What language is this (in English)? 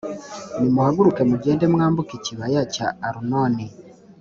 Kinyarwanda